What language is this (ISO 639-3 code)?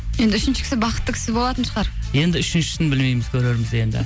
kaz